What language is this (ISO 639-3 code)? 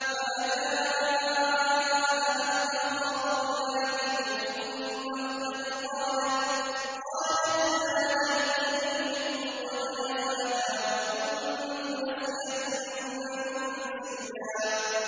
ara